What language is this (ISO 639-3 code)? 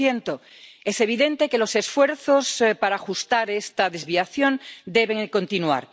spa